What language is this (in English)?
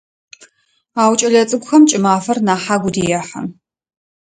Adyghe